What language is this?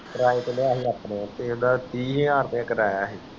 Punjabi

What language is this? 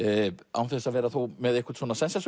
Icelandic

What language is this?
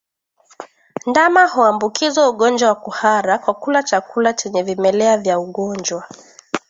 Swahili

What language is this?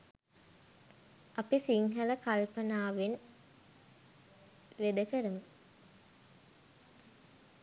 Sinhala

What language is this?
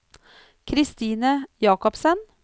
Norwegian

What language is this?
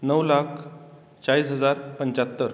Konkani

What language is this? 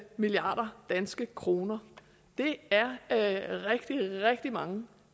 Danish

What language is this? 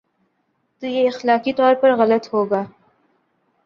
Urdu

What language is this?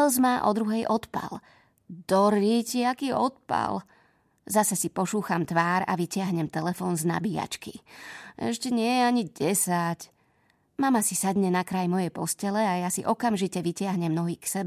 Slovak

